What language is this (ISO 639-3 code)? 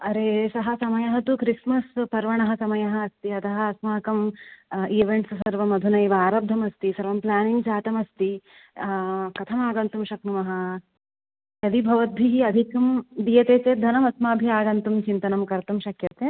san